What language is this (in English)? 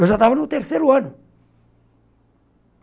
Portuguese